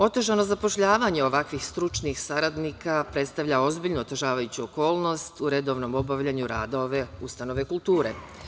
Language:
Serbian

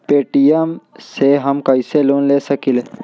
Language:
Magahi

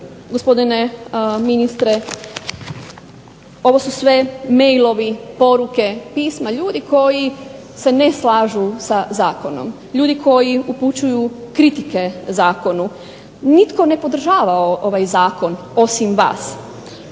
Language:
Croatian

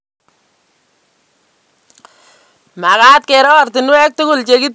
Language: Kalenjin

